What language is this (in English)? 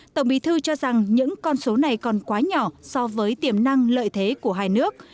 Vietnamese